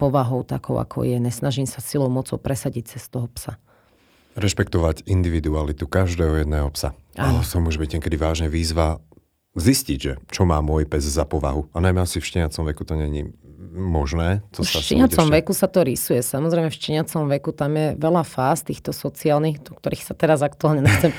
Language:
Slovak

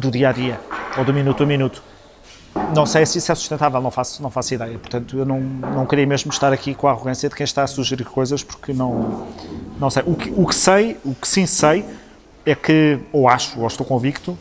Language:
Portuguese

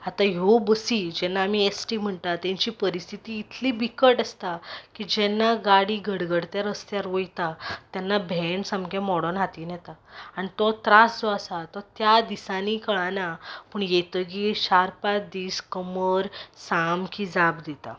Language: Konkani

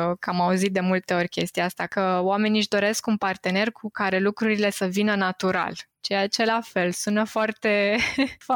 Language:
Romanian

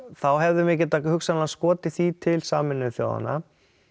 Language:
Icelandic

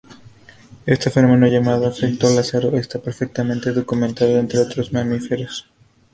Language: Spanish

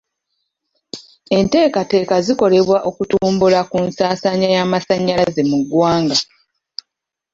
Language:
Ganda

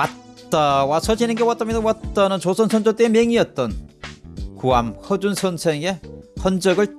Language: Korean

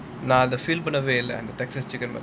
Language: English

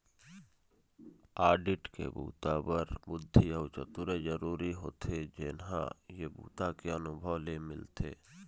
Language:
Chhattisgarhi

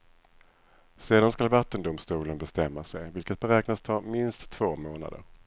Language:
Swedish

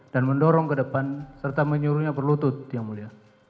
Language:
Indonesian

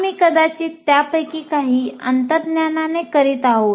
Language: Marathi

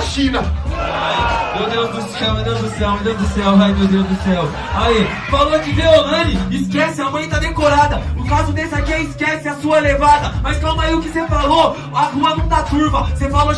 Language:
Portuguese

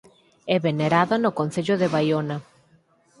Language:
Galician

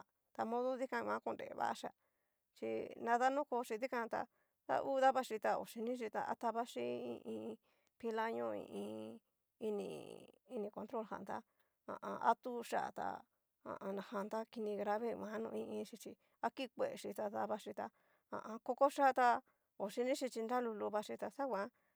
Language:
Cacaloxtepec Mixtec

